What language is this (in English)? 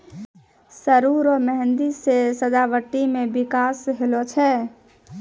Maithili